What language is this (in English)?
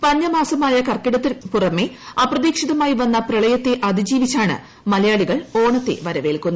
Malayalam